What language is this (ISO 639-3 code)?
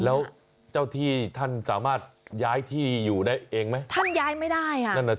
tha